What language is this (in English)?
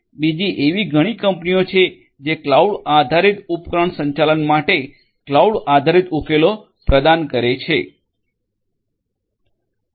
Gujarati